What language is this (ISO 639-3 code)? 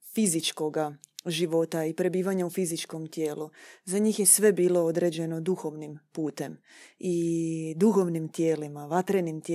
hrv